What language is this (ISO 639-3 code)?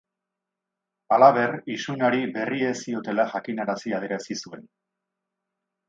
eus